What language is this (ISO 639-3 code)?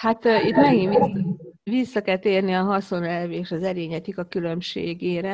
hun